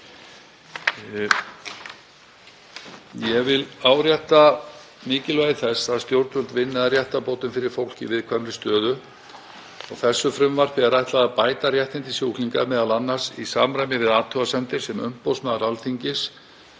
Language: Icelandic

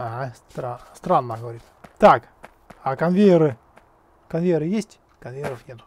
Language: Russian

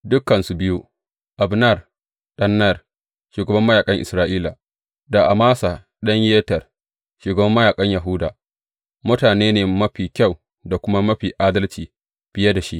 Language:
Hausa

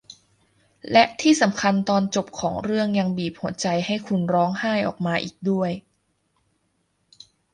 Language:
Thai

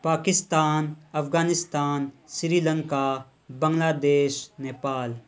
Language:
Urdu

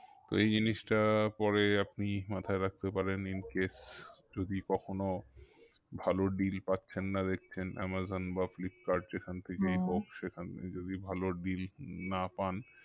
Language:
Bangla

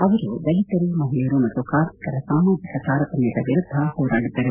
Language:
Kannada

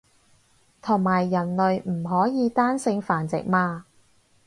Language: Cantonese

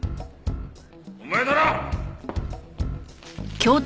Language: Japanese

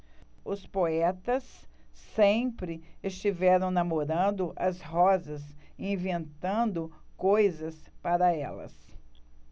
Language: Portuguese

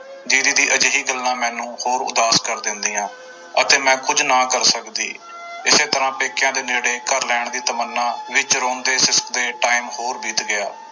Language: Punjabi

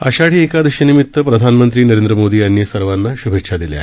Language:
Marathi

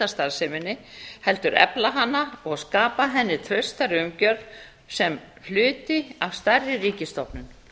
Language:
Icelandic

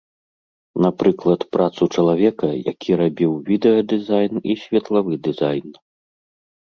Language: Belarusian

